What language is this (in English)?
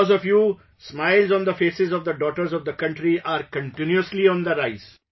English